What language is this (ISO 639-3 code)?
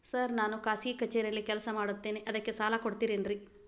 kan